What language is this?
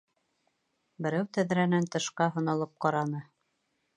Bashkir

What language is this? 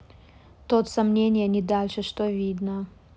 Russian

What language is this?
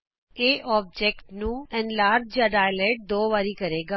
Punjabi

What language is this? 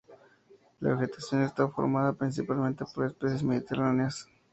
Spanish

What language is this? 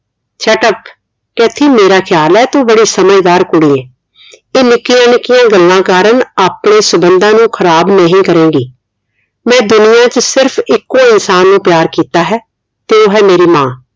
Punjabi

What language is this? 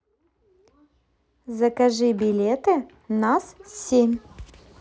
Russian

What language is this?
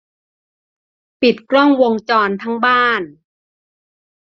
Thai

